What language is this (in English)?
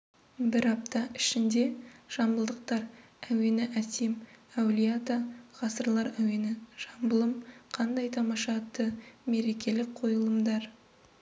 Kazakh